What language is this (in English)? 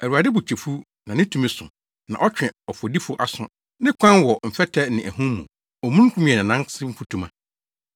Akan